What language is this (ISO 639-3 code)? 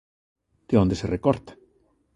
glg